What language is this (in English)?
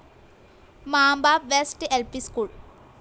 Malayalam